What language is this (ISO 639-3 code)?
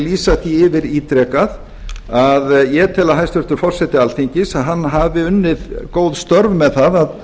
isl